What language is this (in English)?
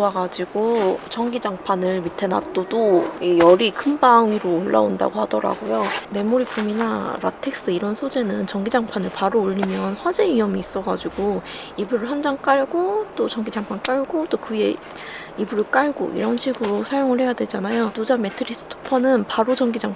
Korean